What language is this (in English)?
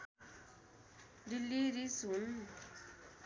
Nepali